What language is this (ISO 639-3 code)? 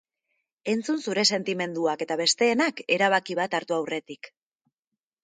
eus